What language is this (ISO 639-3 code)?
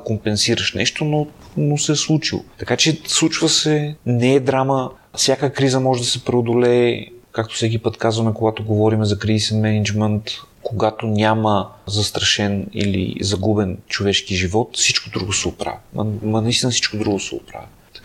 bul